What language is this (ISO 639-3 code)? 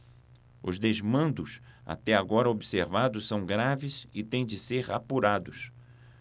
por